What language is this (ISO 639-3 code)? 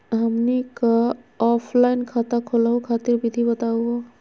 mag